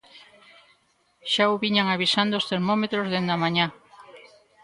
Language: Galician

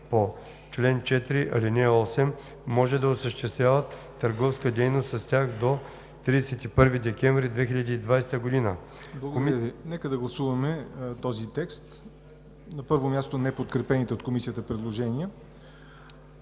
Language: Bulgarian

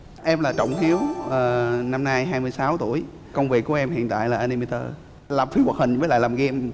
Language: Vietnamese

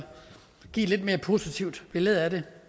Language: Danish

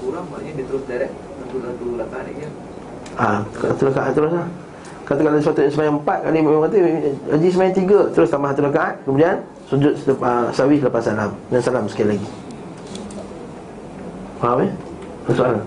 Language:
Malay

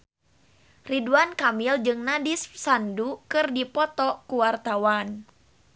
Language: Sundanese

